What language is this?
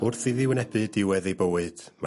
Welsh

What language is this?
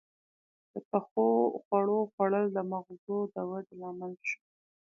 Pashto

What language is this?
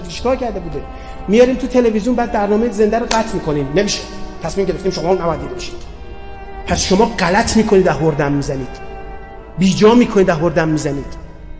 Persian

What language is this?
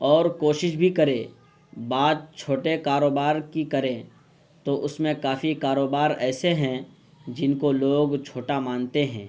Urdu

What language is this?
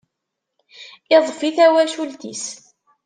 Kabyle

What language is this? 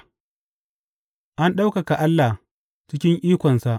Hausa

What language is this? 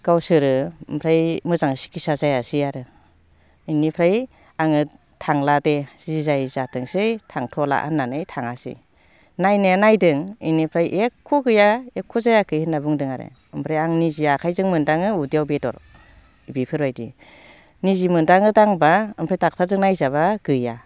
Bodo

